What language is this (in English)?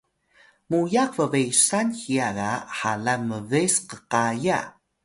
Atayal